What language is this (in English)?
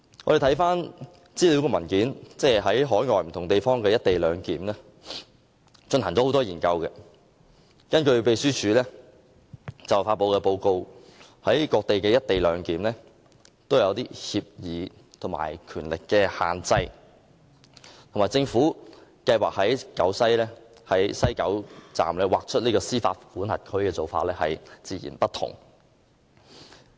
Cantonese